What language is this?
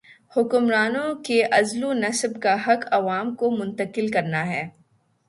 Urdu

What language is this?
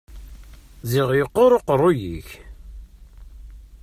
Kabyle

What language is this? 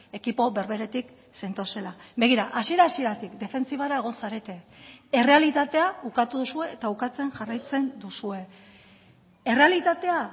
Basque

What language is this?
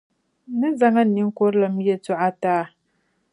Dagbani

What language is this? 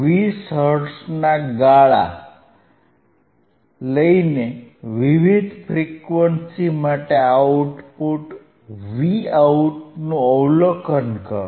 Gujarati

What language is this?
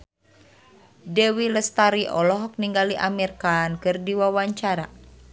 Sundanese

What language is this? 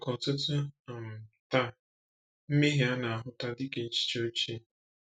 Igbo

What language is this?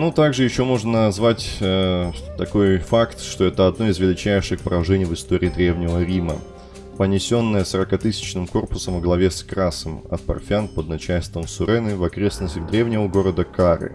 Russian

